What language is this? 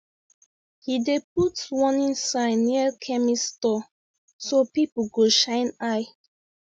Nigerian Pidgin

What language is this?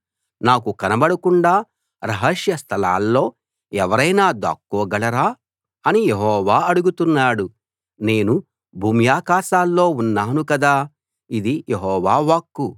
Telugu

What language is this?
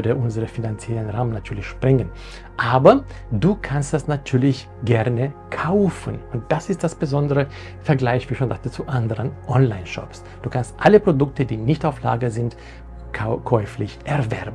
German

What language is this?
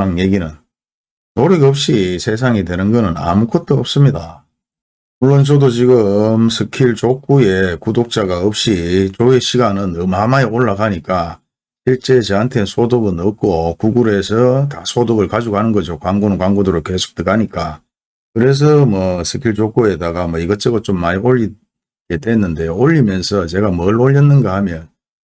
Korean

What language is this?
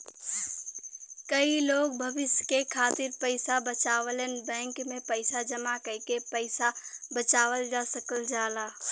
Bhojpuri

